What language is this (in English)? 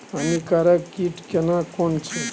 Maithili